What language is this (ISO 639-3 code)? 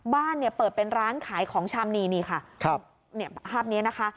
tha